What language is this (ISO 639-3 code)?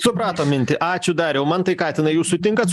lit